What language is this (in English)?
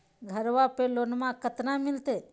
Magahi